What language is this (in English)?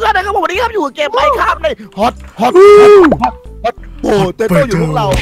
Thai